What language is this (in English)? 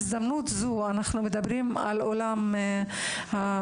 Hebrew